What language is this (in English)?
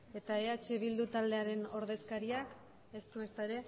Basque